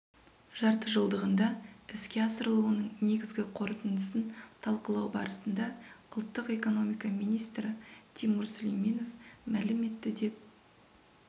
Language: Kazakh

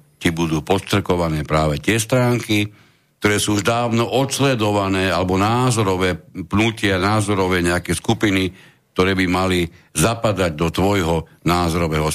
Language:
Slovak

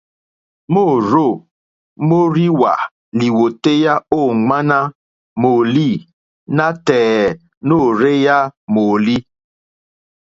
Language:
Mokpwe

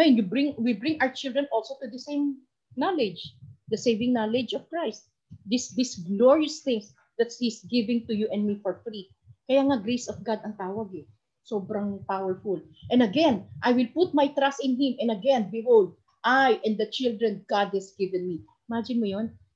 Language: Filipino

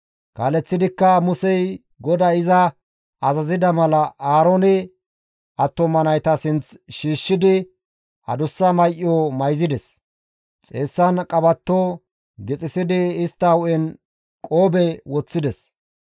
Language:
Gamo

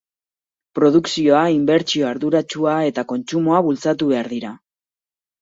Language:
Basque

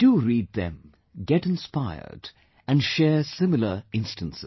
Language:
English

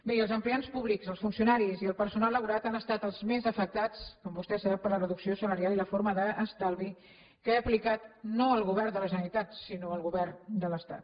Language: Catalan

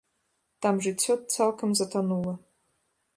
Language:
Belarusian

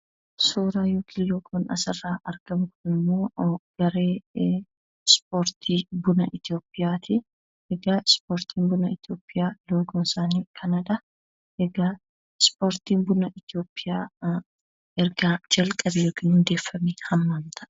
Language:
Oromo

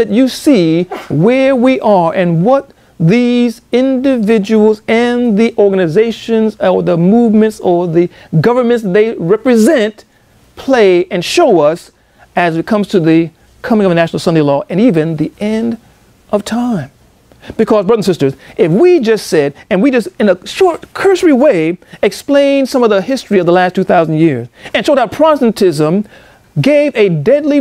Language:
English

